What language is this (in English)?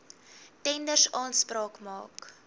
Afrikaans